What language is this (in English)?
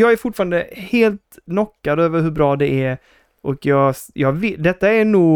Swedish